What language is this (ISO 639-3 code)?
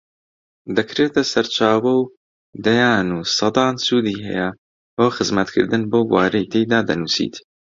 ckb